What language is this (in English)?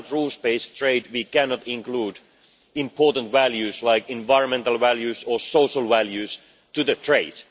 English